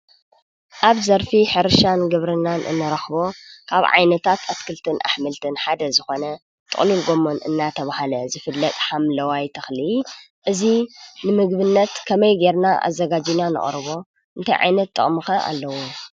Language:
Tigrinya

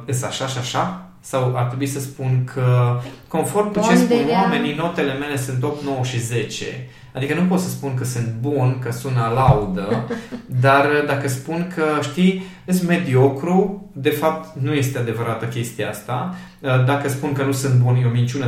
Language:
Romanian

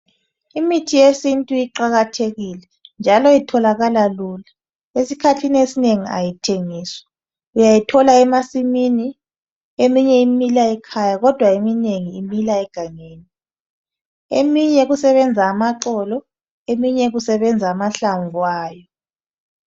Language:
North Ndebele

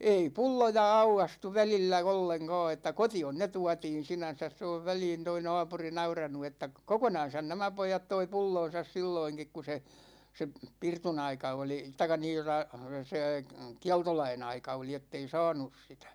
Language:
Finnish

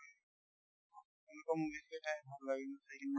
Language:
Assamese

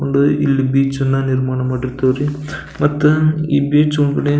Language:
Kannada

